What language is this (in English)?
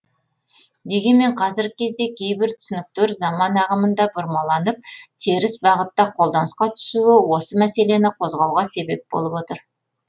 Kazakh